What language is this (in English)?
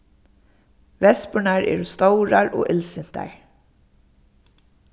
Faroese